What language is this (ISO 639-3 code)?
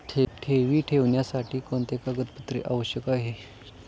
mar